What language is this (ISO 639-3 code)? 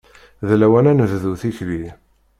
kab